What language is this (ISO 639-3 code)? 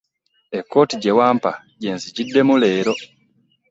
lug